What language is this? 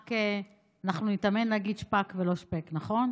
Hebrew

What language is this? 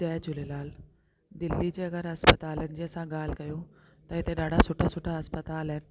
Sindhi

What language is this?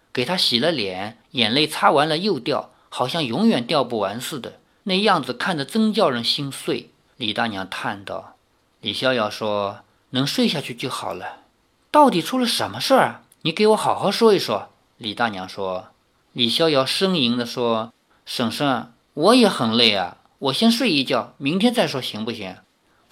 Chinese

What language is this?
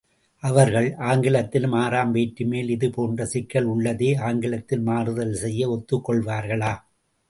Tamil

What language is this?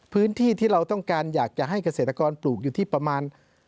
Thai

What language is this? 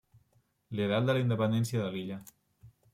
Catalan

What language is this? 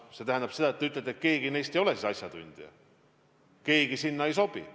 Estonian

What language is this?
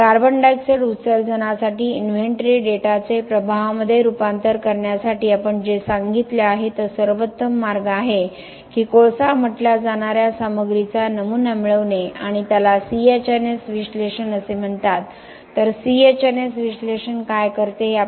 Marathi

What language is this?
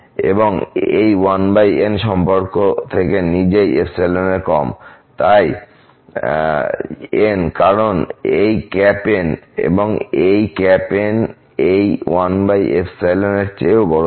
Bangla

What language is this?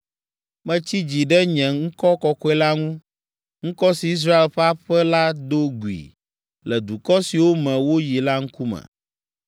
Ewe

